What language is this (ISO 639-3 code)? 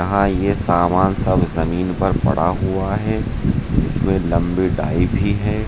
hin